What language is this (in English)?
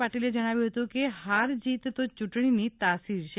Gujarati